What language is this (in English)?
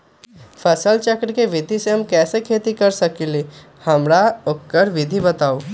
Magahi